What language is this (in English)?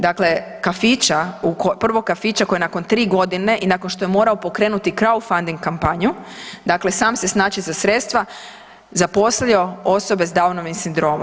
Croatian